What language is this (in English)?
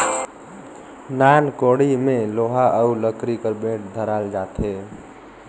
Chhattisgarhi